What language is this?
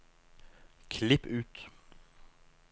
Norwegian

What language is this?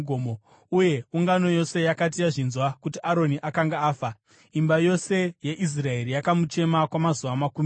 Shona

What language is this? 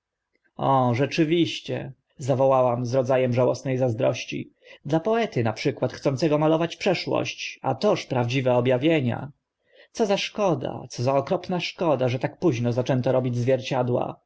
Polish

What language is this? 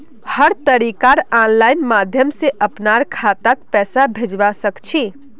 Magahi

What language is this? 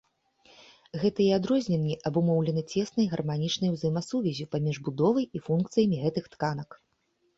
Belarusian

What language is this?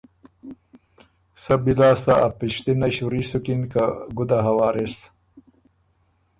Ormuri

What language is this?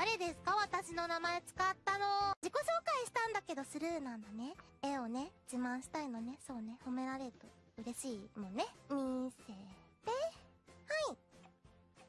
Japanese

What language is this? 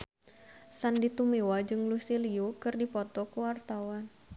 Sundanese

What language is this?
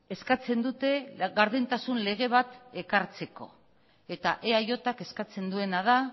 Basque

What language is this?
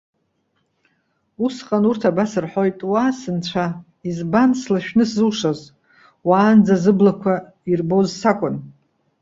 Abkhazian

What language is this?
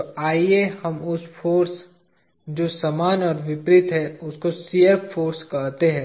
Hindi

